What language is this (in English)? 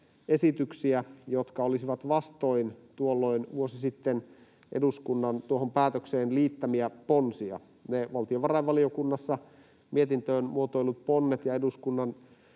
Finnish